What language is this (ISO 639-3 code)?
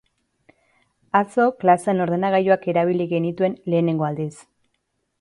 eus